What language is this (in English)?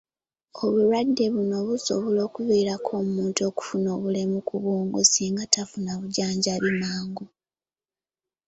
Ganda